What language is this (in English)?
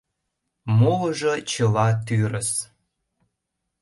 Mari